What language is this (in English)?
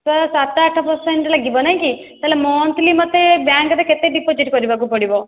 Odia